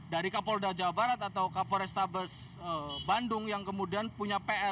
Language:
Indonesian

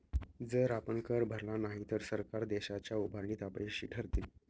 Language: Marathi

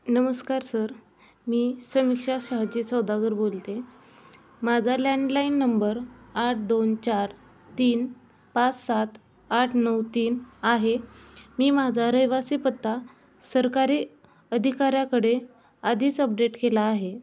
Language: Marathi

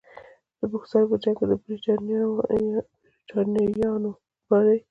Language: Pashto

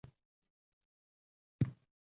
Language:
Uzbek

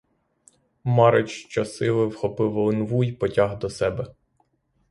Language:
Ukrainian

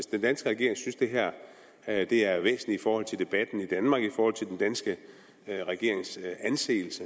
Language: Danish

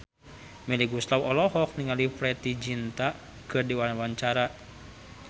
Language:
Sundanese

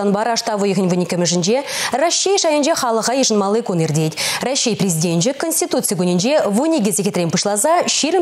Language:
Russian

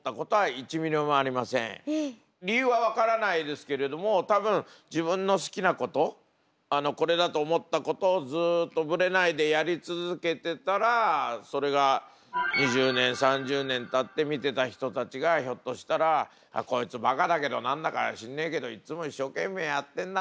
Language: Japanese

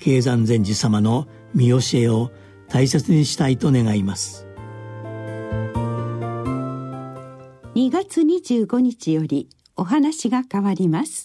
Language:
Japanese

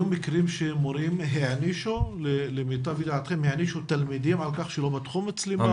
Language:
Hebrew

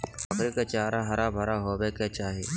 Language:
Magahi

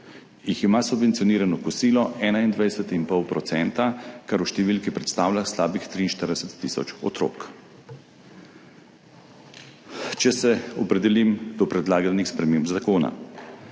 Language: Slovenian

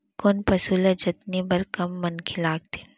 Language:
Chhattisgarhi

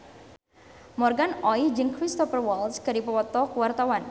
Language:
Sundanese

